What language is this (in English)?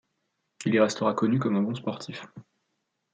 French